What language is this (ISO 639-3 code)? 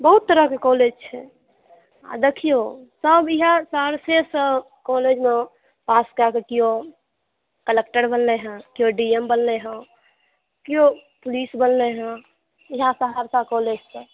mai